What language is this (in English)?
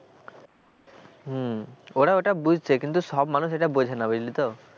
Bangla